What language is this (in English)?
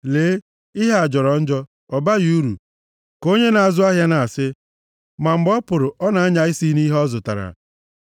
Igbo